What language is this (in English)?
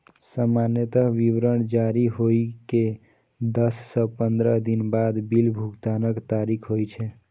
Maithili